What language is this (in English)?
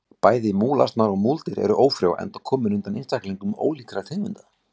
Icelandic